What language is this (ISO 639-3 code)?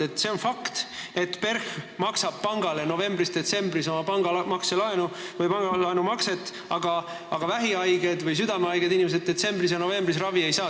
est